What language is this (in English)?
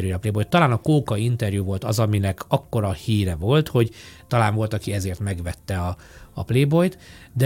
Hungarian